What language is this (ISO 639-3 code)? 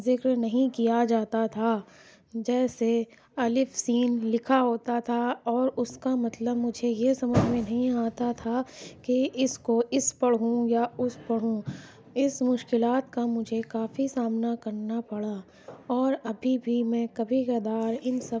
urd